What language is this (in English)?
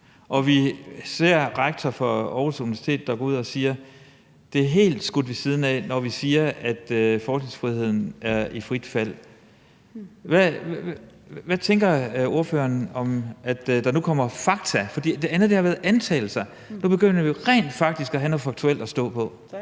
Danish